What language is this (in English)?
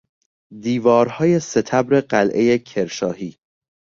Persian